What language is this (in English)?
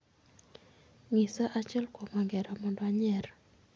Luo (Kenya and Tanzania)